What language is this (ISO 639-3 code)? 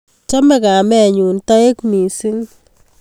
kln